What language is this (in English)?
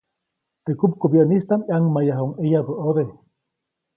Copainalá Zoque